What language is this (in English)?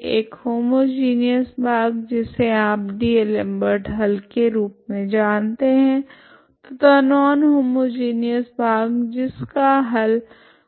Hindi